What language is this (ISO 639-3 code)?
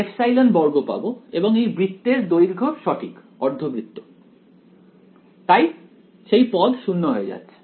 ben